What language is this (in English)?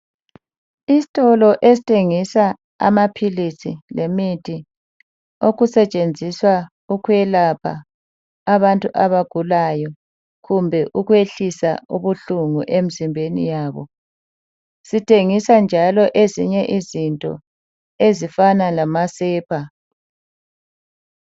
North Ndebele